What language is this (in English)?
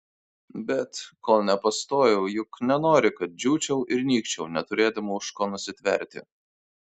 Lithuanian